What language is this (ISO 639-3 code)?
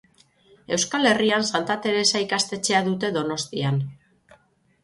eus